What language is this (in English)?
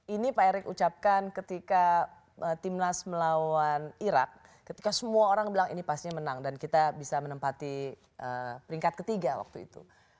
Indonesian